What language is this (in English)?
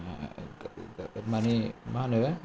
Bodo